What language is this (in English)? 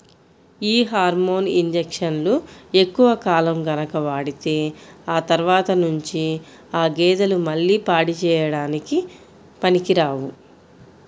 Telugu